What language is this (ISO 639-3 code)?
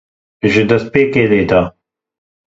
kur